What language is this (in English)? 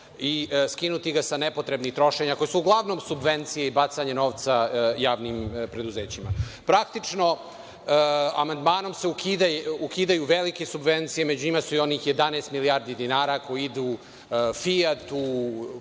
Serbian